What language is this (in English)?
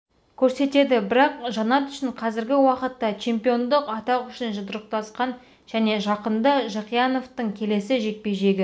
Kazakh